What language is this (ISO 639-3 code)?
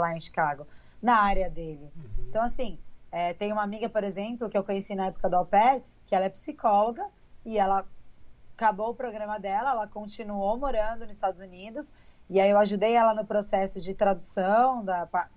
por